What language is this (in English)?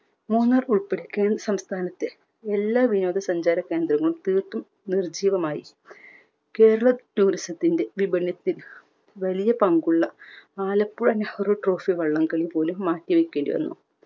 Malayalam